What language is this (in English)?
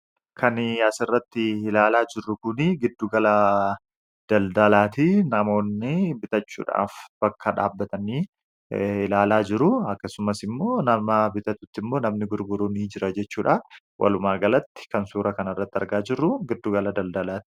Oromo